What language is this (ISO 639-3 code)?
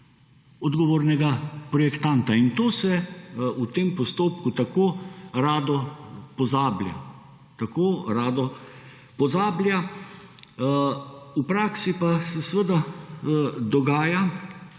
slv